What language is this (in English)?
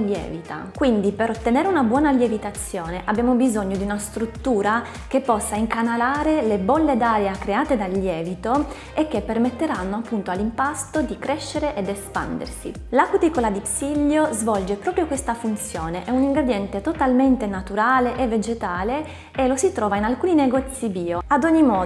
Italian